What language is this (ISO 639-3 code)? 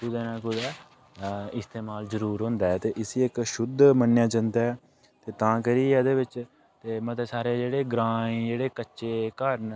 doi